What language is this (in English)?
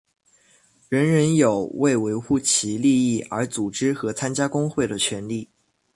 Chinese